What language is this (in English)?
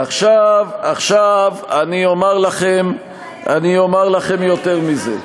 Hebrew